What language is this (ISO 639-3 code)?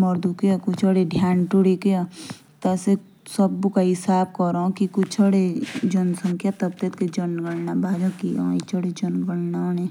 jns